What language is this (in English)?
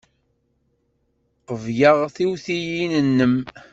Kabyle